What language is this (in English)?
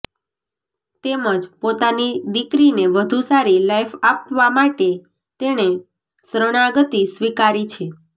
Gujarati